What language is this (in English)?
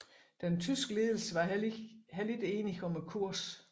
Danish